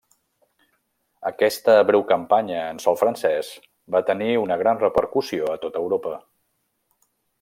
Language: Catalan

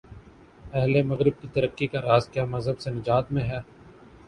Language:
Urdu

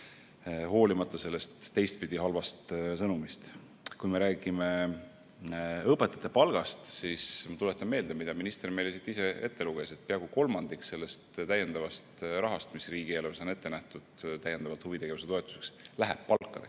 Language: Estonian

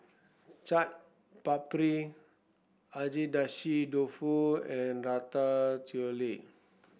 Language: English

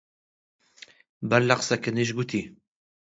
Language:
Central Kurdish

